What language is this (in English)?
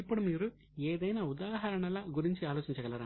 Telugu